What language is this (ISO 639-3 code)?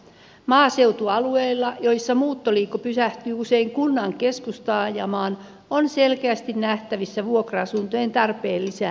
fin